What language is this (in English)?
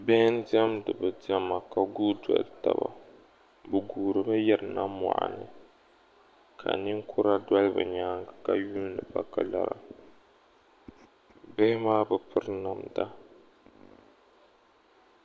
Dagbani